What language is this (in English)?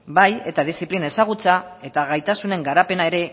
Basque